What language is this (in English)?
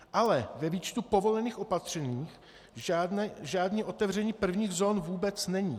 Czech